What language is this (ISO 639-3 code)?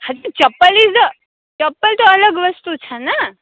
guj